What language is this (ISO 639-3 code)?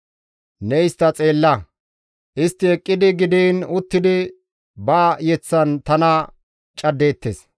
gmv